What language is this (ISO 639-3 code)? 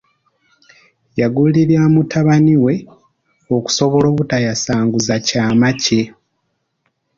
lug